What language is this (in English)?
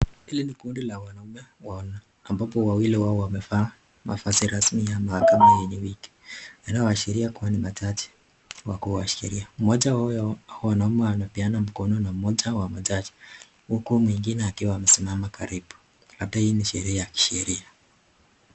Swahili